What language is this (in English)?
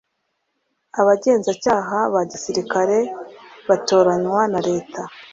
Kinyarwanda